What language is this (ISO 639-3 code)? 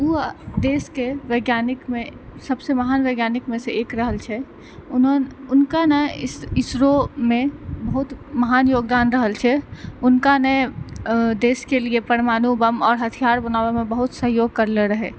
mai